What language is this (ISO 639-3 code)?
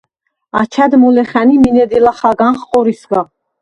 sva